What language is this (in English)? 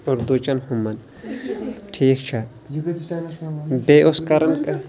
Kashmiri